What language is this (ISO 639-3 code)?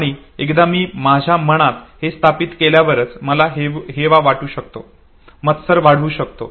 mar